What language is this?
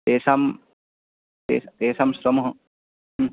Sanskrit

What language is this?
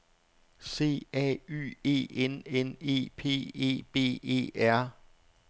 Danish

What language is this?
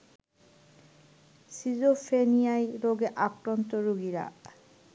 Bangla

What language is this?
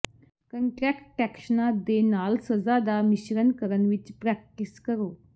Punjabi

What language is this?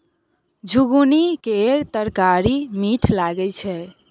Maithili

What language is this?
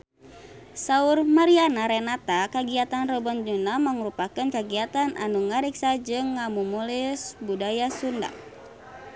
Sundanese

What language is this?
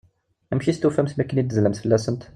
Kabyle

